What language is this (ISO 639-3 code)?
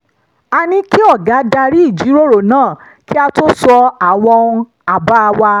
yor